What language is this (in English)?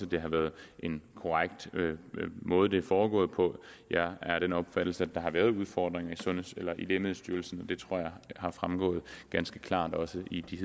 Danish